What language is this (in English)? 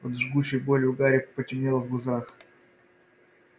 Russian